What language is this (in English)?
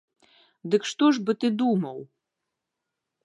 Belarusian